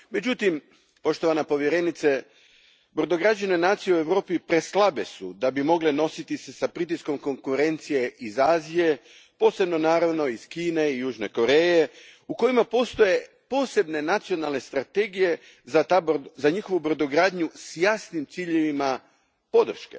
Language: Croatian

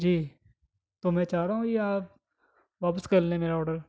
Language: Urdu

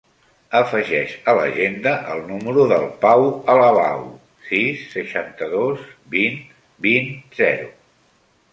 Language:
Catalan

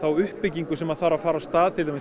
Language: Icelandic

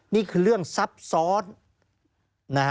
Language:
Thai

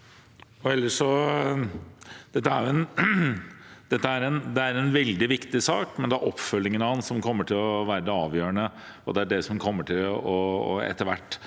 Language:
Norwegian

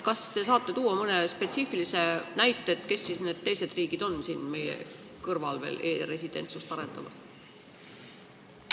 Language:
Estonian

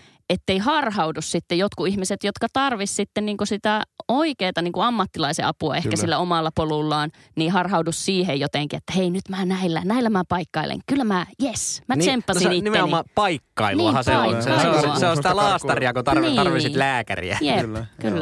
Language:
Finnish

